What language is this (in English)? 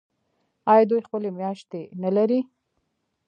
Pashto